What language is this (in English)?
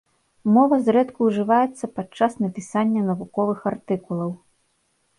Belarusian